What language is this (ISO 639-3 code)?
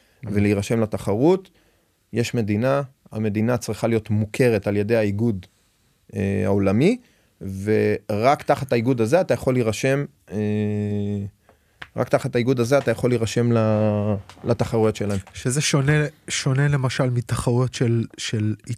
heb